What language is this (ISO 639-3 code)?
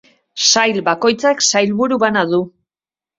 eus